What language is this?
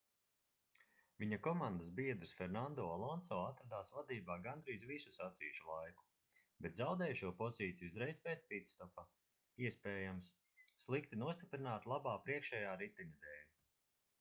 Latvian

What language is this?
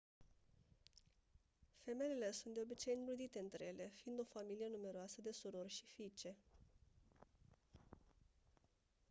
Romanian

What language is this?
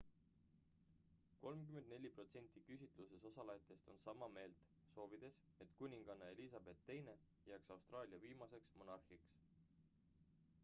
Estonian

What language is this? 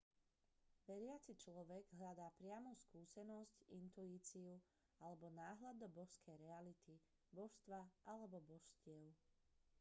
Slovak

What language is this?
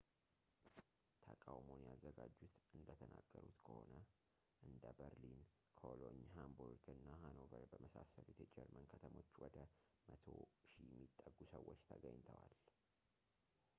Amharic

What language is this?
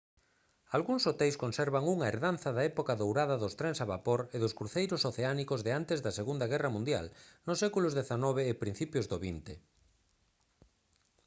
Galician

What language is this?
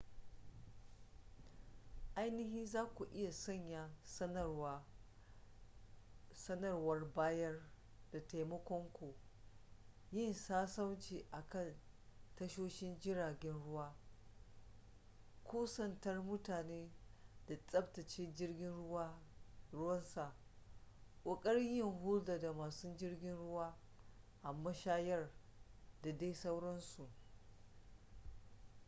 Hausa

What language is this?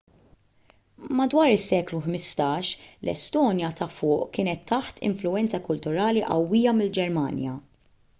Maltese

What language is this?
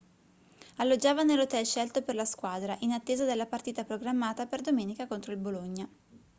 Italian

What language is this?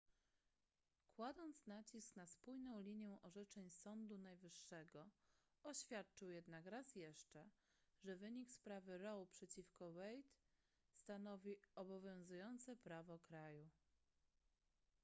Polish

